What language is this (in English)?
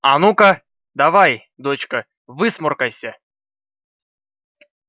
Russian